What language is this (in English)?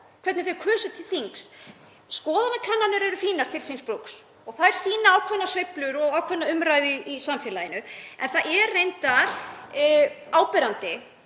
Icelandic